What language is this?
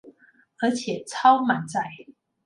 Chinese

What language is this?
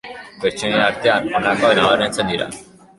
Basque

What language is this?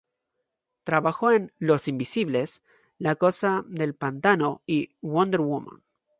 Spanish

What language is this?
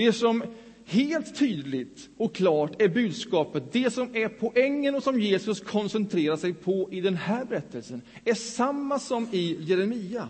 Swedish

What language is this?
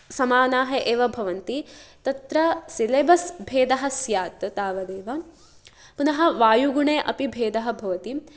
Sanskrit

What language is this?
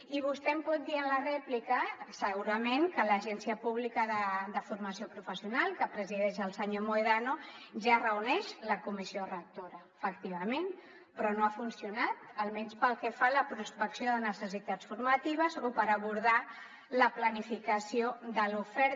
Catalan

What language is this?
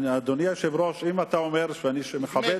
Hebrew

